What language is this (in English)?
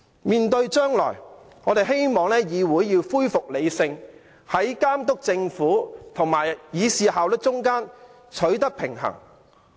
Cantonese